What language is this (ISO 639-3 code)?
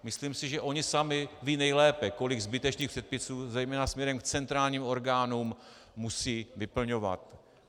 ces